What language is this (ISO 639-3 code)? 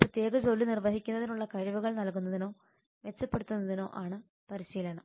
mal